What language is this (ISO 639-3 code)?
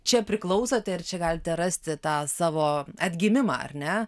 lit